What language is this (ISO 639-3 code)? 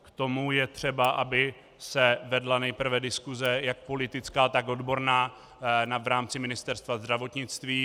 ces